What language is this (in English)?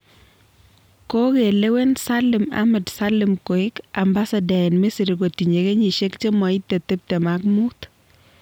Kalenjin